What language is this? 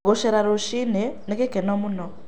Kikuyu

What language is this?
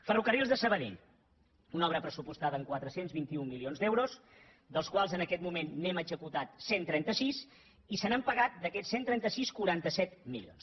Catalan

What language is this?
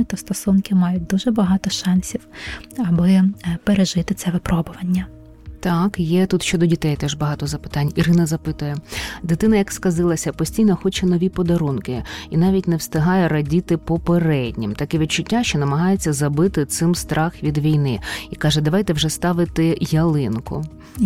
Ukrainian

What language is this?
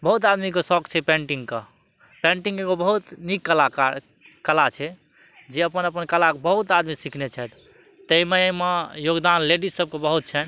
Maithili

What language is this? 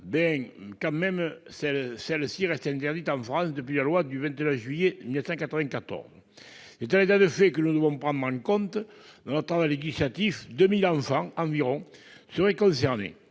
French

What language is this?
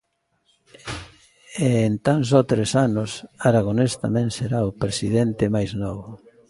Galician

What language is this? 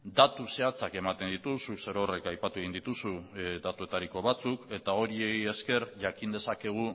Basque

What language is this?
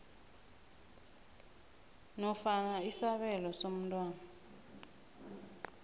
South Ndebele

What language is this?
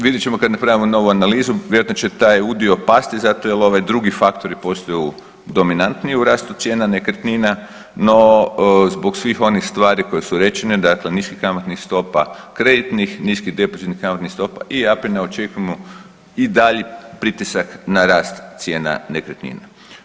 Croatian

